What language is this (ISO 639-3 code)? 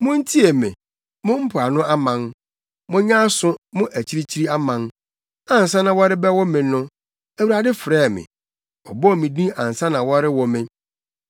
aka